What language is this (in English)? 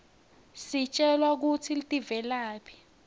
Swati